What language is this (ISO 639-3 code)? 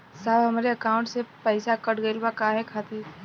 bho